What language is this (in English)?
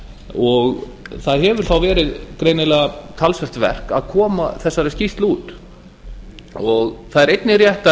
Icelandic